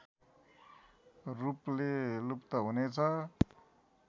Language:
Nepali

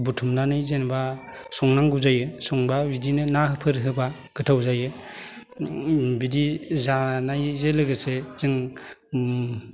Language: Bodo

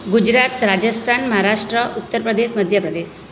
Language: Gujarati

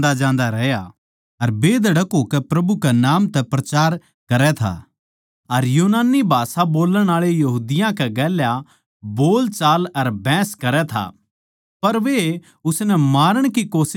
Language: Haryanvi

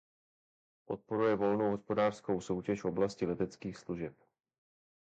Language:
Czech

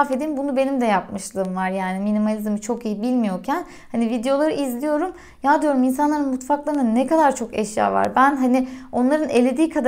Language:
Turkish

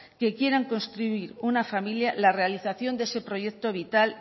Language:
Spanish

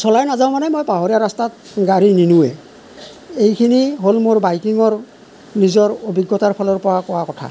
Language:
Assamese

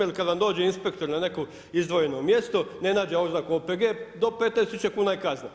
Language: Croatian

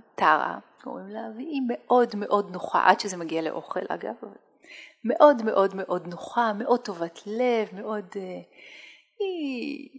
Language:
Hebrew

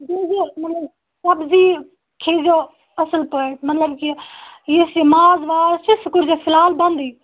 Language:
Kashmiri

